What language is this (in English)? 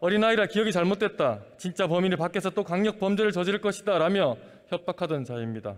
Korean